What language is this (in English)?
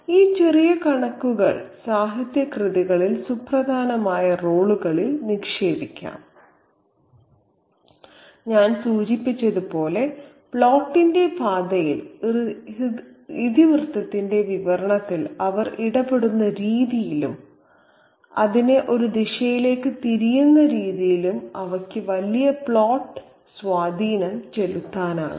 Malayalam